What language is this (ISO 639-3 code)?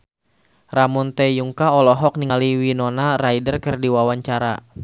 sun